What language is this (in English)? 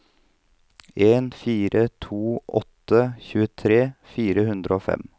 Norwegian